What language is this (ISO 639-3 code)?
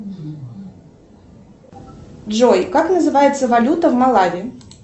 rus